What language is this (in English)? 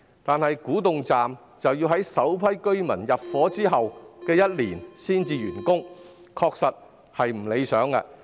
Cantonese